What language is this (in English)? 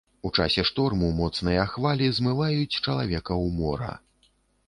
Belarusian